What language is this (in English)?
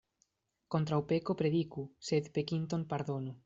Esperanto